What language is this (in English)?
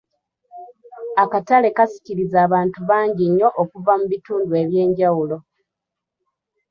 Ganda